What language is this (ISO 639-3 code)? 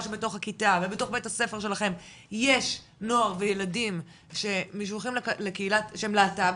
heb